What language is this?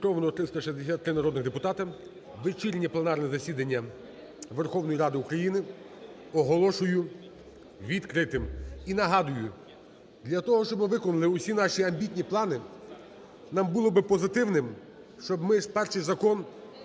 Ukrainian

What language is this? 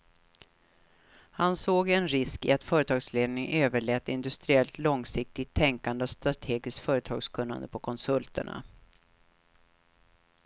Swedish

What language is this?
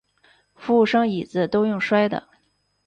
Chinese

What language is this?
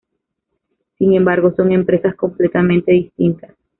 Spanish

